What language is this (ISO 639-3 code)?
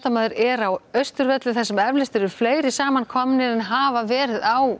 isl